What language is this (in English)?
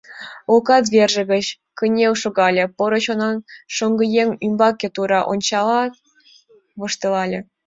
Mari